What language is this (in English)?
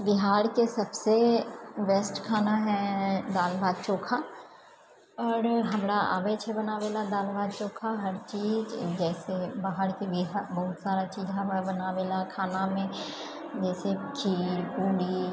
Maithili